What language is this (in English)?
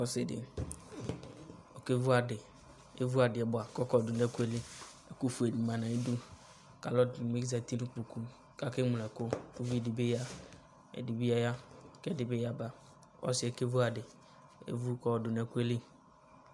Ikposo